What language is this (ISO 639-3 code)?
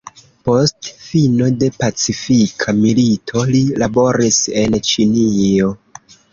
epo